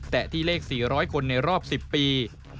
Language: Thai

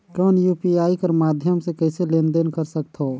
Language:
Chhattisgarhi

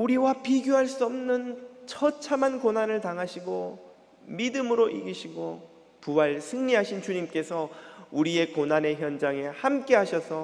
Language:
Korean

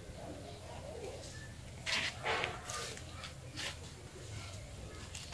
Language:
Vietnamese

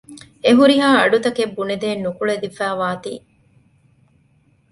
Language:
Divehi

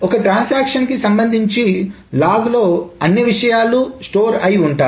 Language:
Telugu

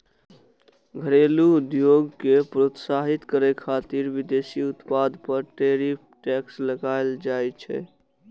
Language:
Maithili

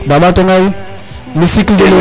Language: Serer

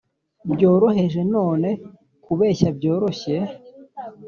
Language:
Kinyarwanda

